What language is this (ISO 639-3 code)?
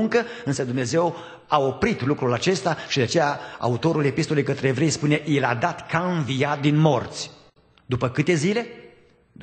ron